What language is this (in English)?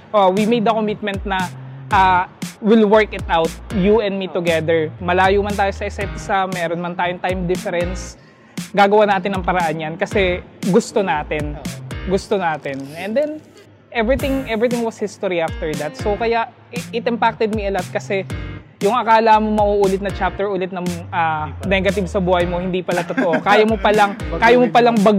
Filipino